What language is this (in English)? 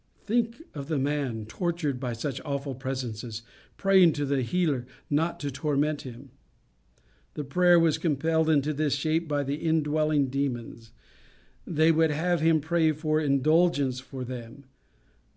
English